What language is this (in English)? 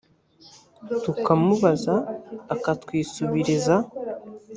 Kinyarwanda